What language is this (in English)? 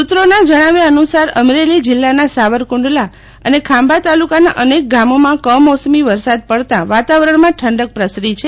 Gujarati